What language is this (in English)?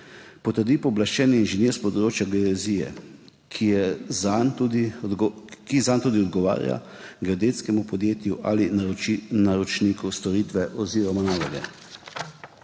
Slovenian